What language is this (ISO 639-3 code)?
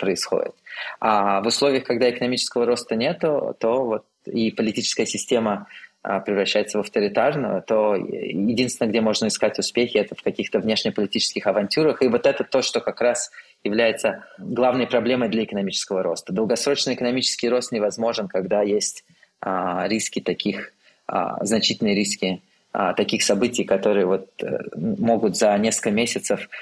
rus